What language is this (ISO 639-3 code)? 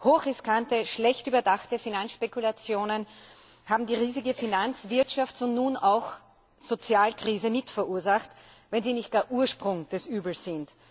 deu